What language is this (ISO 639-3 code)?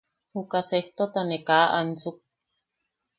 yaq